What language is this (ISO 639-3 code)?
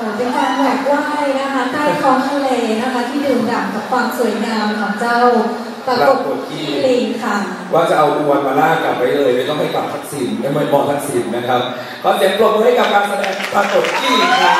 tha